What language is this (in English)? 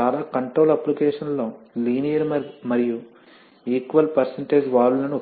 Telugu